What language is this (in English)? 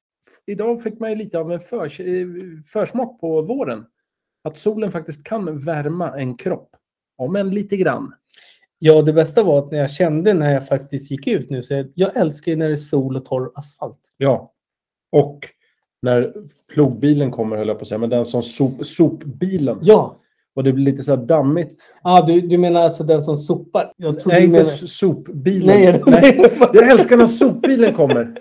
Swedish